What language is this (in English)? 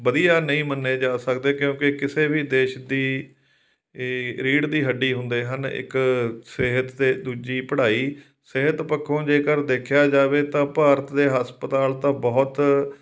Punjabi